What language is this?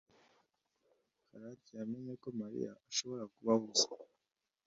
Kinyarwanda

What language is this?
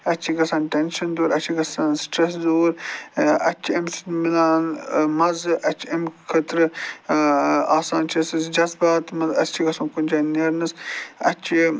Kashmiri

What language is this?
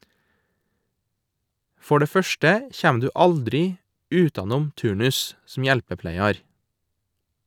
Norwegian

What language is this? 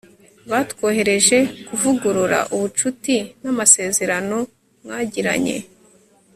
Kinyarwanda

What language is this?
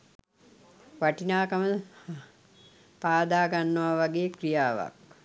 Sinhala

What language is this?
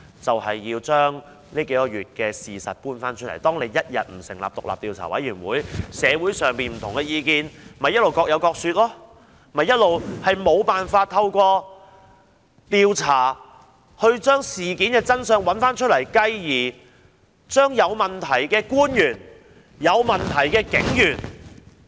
Cantonese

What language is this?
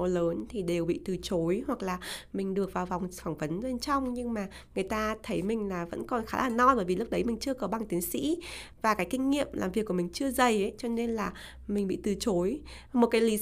Vietnamese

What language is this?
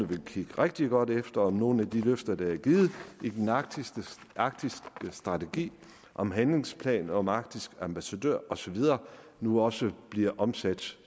Danish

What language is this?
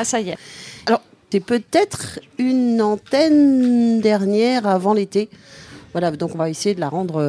French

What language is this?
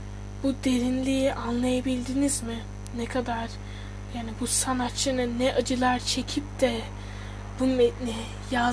Turkish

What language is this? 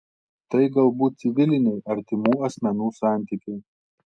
Lithuanian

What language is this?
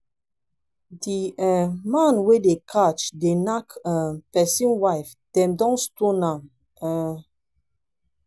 Nigerian Pidgin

